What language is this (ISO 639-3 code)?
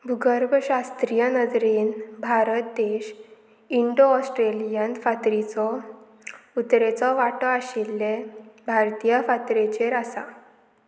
kok